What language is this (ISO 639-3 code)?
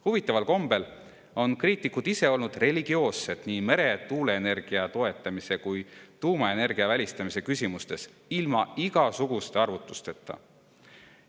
est